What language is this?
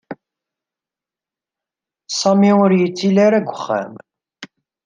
Kabyle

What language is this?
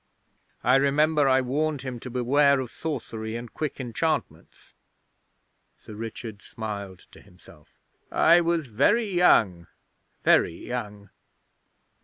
English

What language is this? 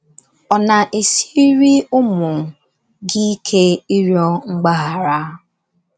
Igbo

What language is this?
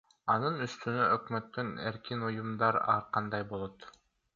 Kyrgyz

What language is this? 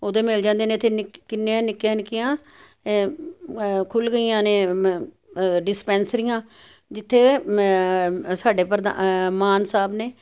Punjabi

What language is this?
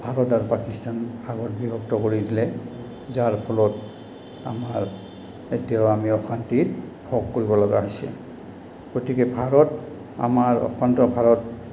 Assamese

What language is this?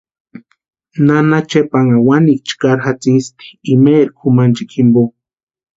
Western Highland Purepecha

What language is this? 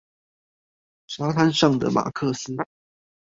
Chinese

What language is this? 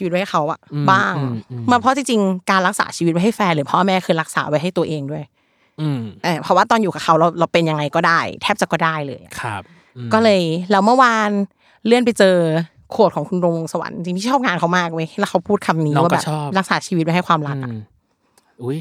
Thai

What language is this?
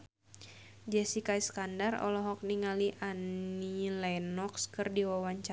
Sundanese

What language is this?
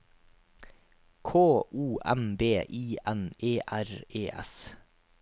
Norwegian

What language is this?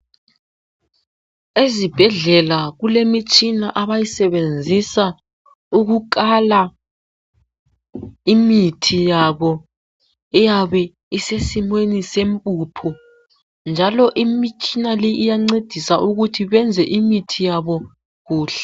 North Ndebele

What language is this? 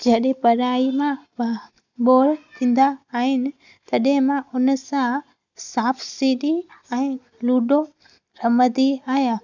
Sindhi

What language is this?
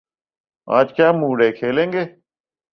Urdu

